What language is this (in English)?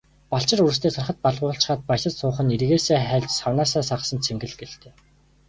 Mongolian